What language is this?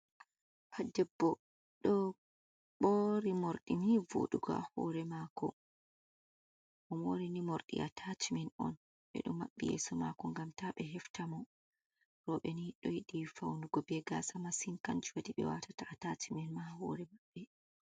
Fula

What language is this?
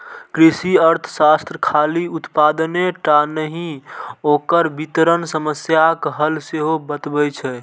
Maithili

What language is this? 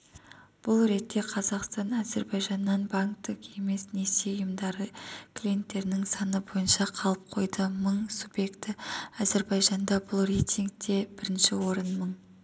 Kazakh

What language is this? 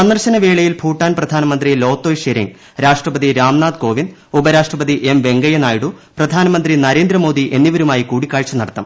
Malayalam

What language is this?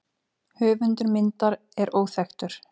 Icelandic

